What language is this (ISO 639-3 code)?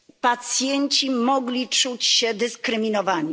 pol